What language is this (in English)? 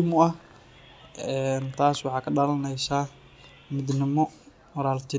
Somali